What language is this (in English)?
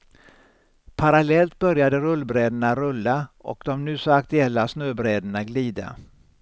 Swedish